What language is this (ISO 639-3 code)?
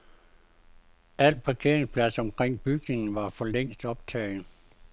dan